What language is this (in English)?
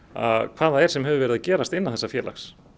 Icelandic